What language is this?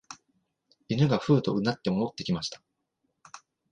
Japanese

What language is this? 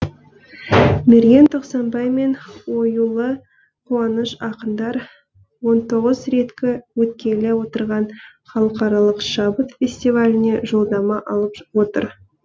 Kazakh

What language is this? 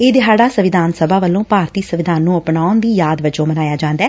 Punjabi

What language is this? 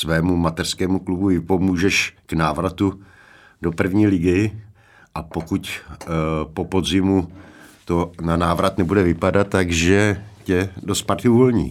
Czech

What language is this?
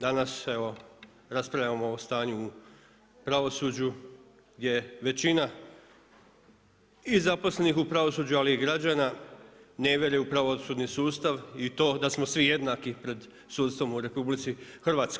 Croatian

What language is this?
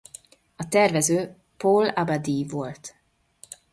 Hungarian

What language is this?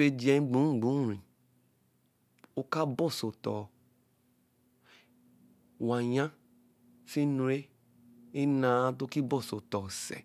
Eleme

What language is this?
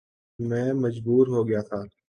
Urdu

